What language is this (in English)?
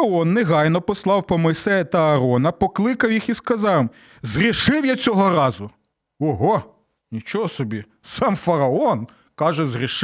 Ukrainian